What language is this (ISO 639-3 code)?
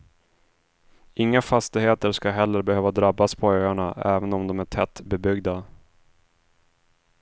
swe